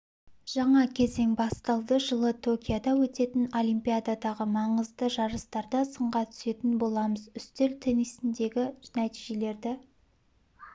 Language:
Kazakh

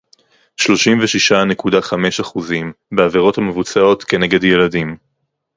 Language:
Hebrew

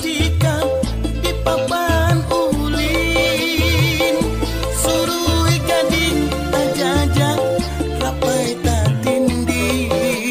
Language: Indonesian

